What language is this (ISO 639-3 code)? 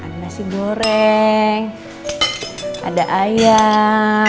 ind